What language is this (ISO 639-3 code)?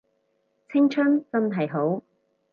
yue